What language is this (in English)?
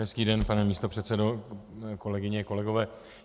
Czech